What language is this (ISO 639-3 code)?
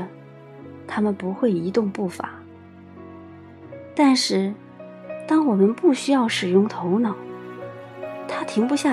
zho